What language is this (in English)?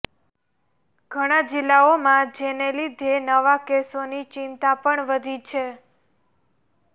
Gujarati